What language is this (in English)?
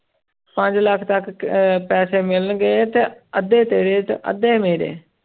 Punjabi